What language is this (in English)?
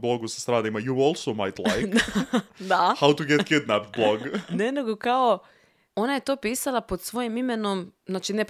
Croatian